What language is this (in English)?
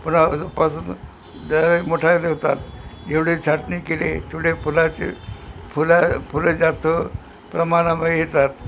Marathi